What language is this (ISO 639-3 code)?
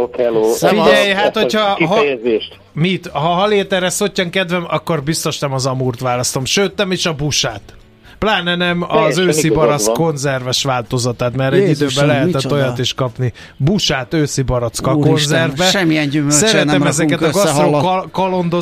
hun